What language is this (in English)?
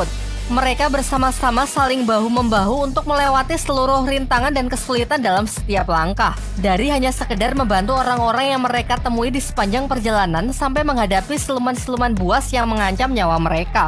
Indonesian